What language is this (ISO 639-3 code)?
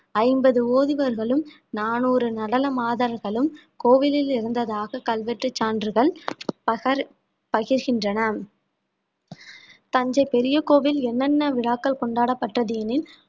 tam